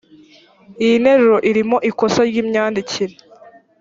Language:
Kinyarwanda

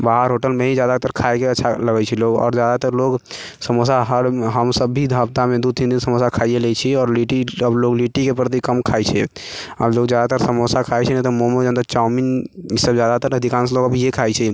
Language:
Maithili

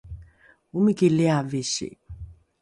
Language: Rukai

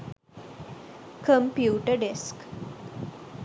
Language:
Sinhala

